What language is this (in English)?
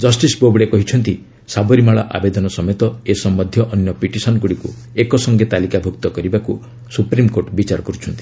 Odia